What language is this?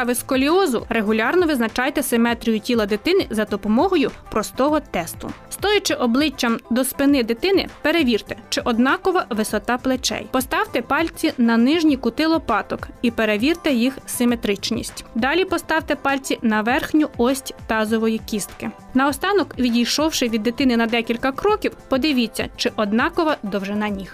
Ukrainian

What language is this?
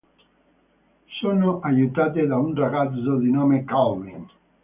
Italian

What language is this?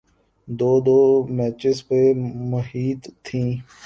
Urdu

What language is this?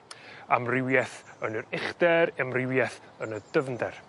Welsh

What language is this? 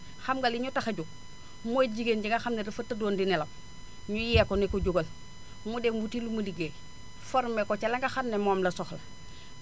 Wolof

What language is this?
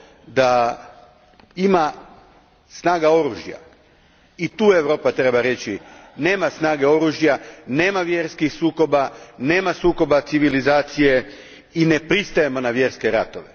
Croatian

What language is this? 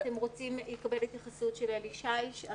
Hebrew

